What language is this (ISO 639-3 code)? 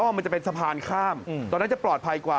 tha